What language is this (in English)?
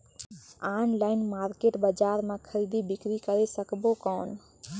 Chhattisgarhi